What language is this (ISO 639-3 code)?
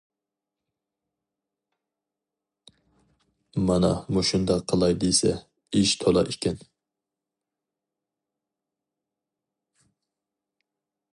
uig